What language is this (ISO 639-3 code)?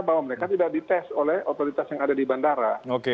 ind